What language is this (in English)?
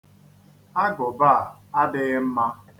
Igbo